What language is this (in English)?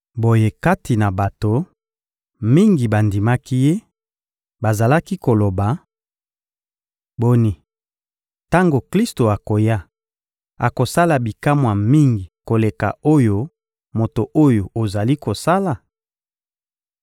Lingala